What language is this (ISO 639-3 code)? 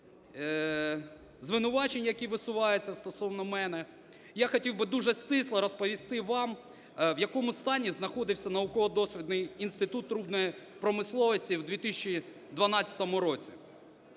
ukr